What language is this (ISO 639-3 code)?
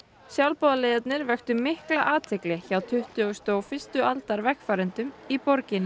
isl